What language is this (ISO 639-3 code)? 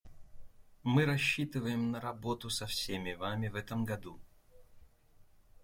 rus